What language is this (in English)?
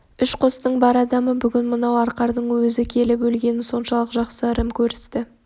Kazakh